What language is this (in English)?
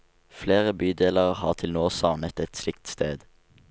Norwegian